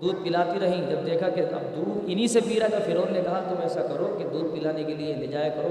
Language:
Urdu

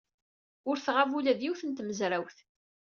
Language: Kabyle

